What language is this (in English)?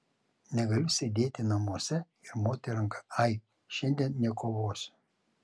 Lithuanian